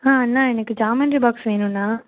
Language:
Tamil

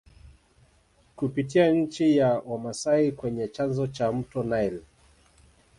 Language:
Swahili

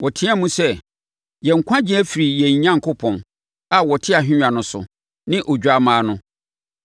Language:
Akan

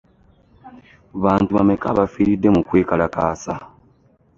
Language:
Ganda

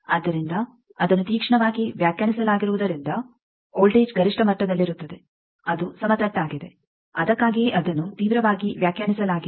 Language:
Kannada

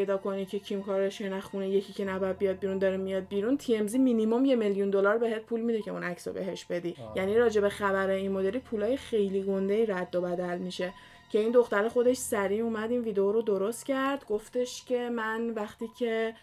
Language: Persian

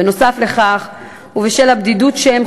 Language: Hebrew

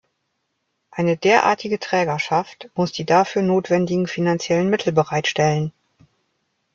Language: German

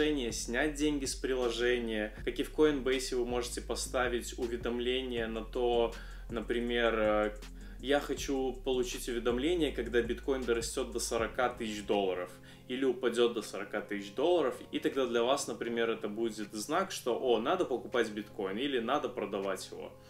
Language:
Russian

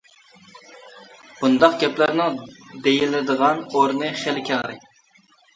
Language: Uyghur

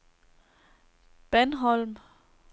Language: Danish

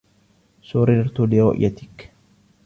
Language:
Arabic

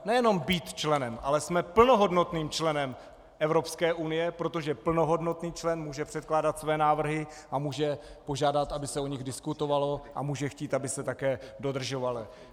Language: Czech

